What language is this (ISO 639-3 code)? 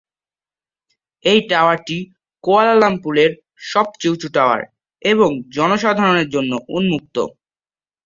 ben